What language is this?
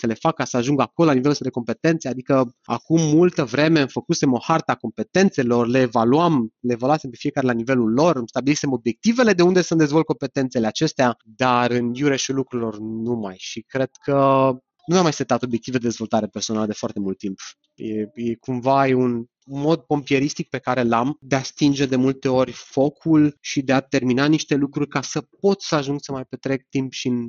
Romanian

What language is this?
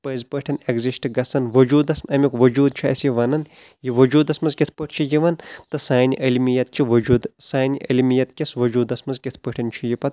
Kashmiri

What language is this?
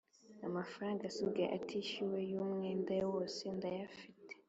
Kinyarwanda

